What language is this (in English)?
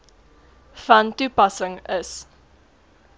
Afrikaans